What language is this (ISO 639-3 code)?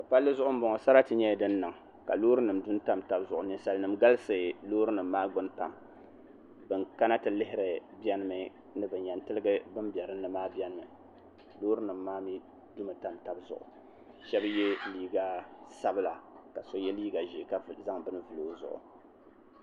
dag